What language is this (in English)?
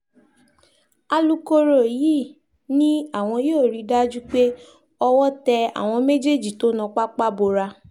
Yoruba